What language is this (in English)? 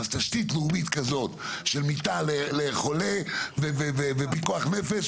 Hebrew